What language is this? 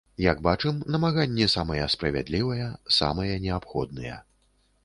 Belarusian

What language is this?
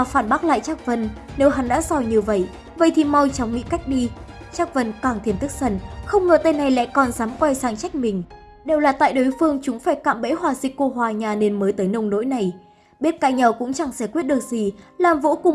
Vietnamese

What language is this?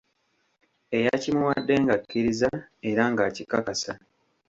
Ganda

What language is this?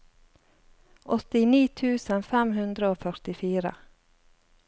Norwegian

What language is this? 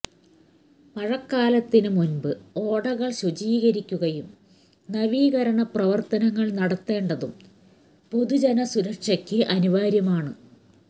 Malayalam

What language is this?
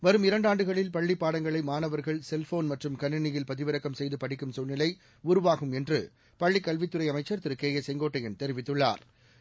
Tamil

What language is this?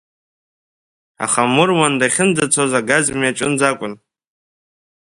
Abkhazian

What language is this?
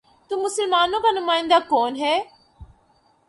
Urdu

